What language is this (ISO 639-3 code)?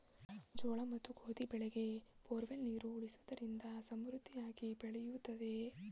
kan